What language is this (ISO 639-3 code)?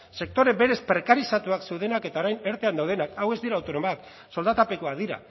eus